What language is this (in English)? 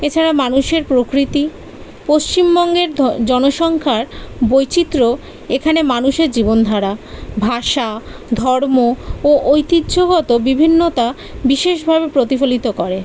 Bangla